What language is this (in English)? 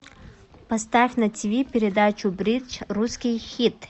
Russian